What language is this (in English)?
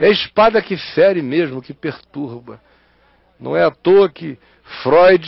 Portuguese